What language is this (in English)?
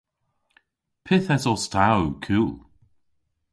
Cornish